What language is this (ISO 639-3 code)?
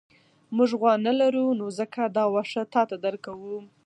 pus